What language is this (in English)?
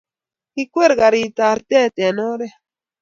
Kalenjin